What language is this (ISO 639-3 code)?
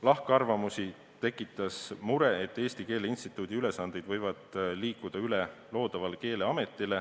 est